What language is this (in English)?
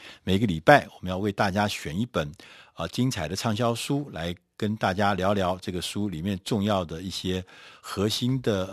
Chinese